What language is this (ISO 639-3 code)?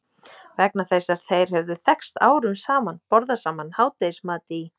isl